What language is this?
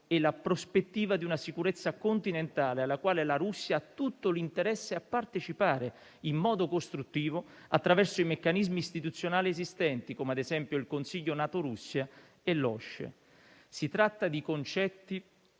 Italian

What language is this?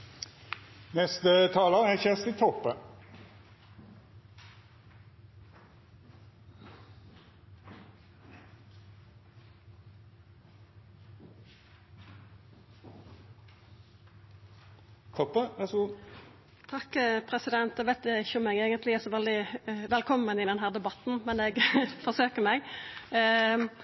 Norwegian Nynorsk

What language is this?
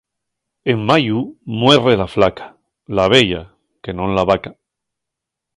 Asturian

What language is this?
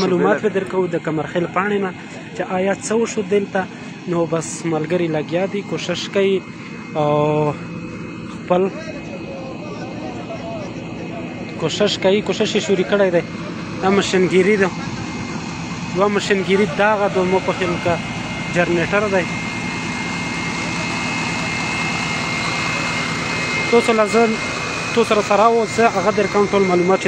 Arabic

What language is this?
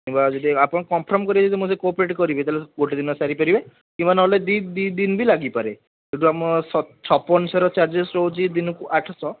Odia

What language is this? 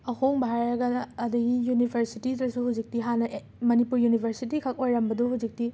Manipuri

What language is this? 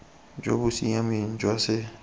Tswana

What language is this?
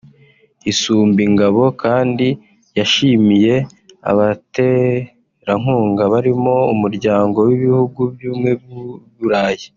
Kinyarwanda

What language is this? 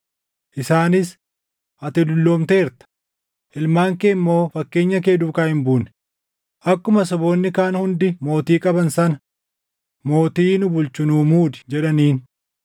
Oromo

